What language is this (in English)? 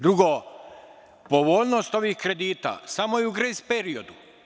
Serbian